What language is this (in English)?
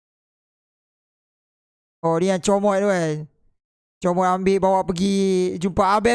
Malay